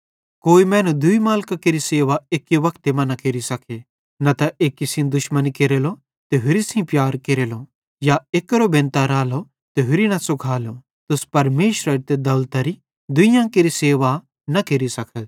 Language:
Bhadrawahi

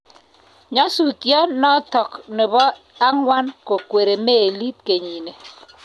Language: Kalenjin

